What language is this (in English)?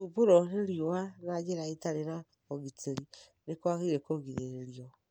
Kikuyu